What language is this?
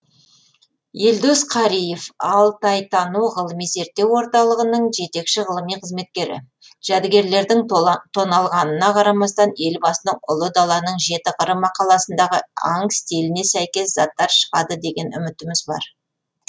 Kazakh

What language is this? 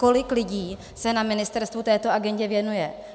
Czech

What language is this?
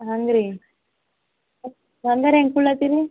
Kannada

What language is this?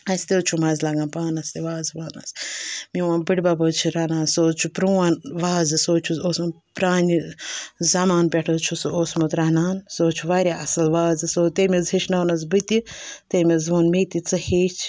Kashmiri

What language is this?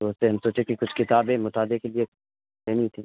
Urdu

